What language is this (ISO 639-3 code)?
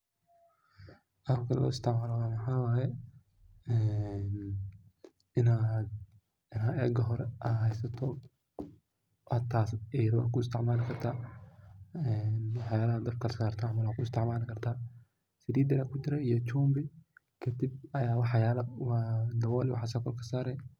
som